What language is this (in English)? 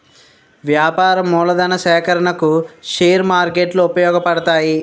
Telugu